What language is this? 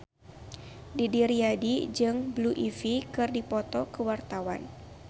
Sundanese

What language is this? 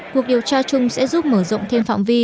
Vietnamese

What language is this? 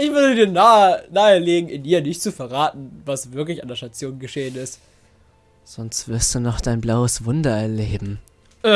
German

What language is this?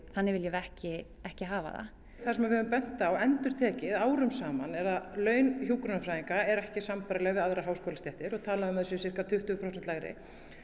Icelandic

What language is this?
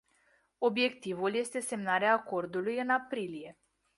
Romanian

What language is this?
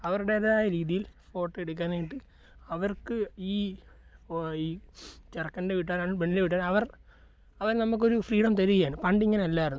Malayalam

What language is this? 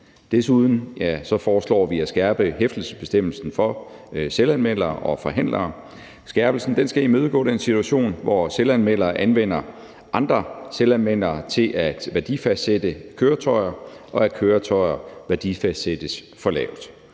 Danish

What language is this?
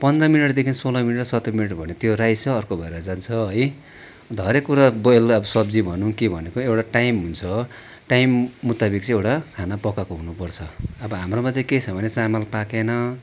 Nepali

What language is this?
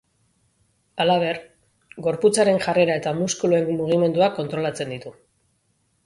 Basque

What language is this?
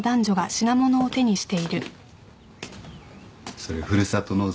Japanese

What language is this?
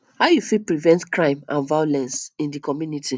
Nigerian Pidgin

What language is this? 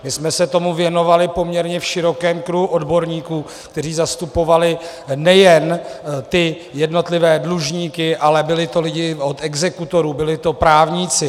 Czech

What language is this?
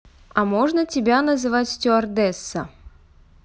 Russian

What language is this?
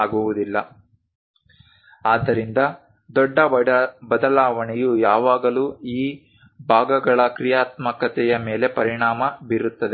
Kannada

